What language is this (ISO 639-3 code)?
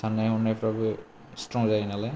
brx